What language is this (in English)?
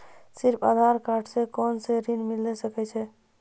Maithili